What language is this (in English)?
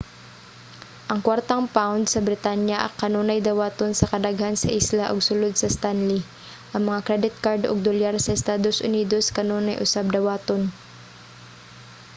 Cebuano